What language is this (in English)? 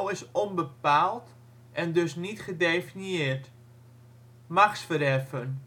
Dutch